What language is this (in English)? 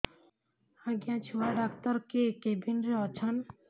Odia